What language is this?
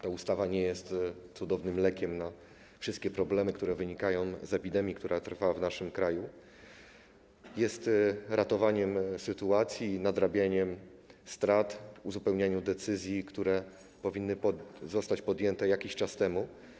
Polish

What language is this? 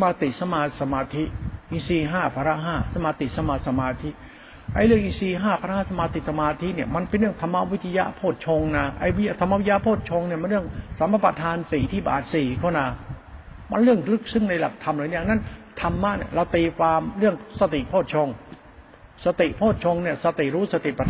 Thai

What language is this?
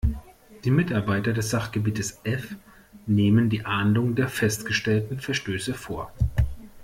German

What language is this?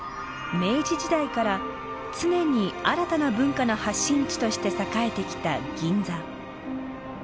Japanese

